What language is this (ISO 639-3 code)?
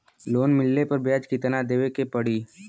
bho